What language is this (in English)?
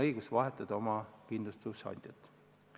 Estonian